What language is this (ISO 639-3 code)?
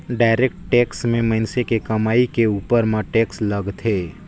hne